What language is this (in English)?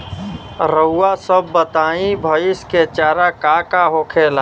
Bhojpuri